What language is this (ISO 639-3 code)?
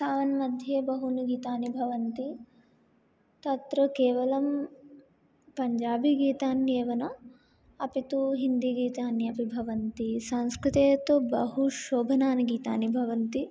san